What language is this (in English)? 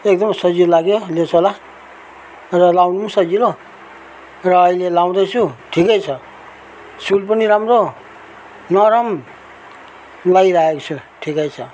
Nepali